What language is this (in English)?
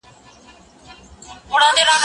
Pashto